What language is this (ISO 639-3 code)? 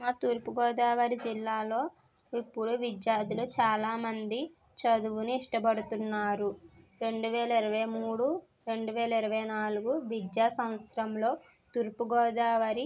tel